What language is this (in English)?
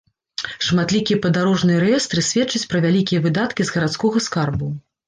Belarusian